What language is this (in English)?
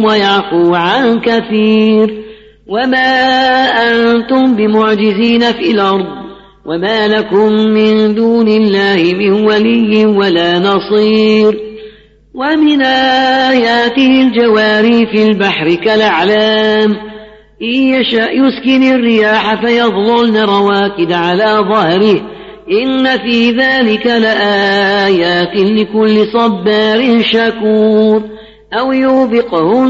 Arabic